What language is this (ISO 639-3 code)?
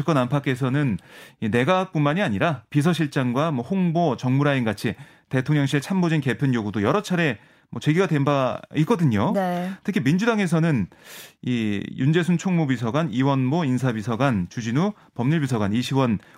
kor